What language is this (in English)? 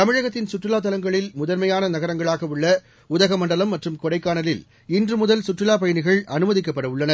Tamil